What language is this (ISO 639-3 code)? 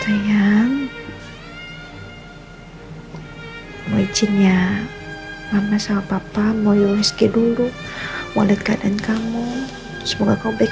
ind